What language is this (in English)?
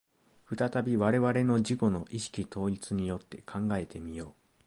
Japanese